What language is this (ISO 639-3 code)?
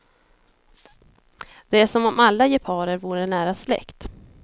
swe